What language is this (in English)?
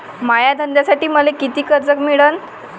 Marathi